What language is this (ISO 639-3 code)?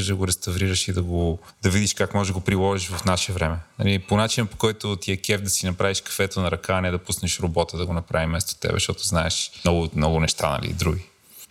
bul